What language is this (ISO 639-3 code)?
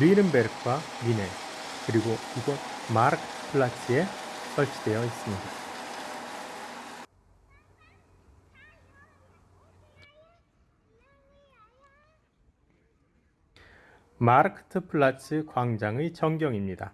kor